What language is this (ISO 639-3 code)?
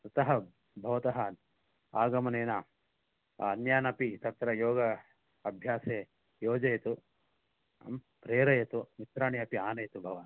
san